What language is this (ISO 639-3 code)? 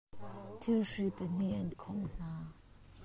cnh